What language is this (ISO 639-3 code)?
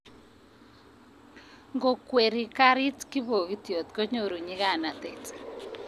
kln